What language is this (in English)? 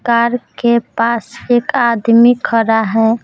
Hindi